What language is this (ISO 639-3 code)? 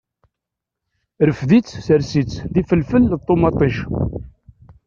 kab